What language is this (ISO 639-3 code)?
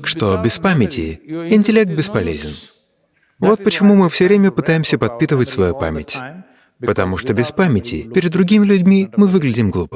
rus